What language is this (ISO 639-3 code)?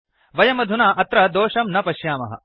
san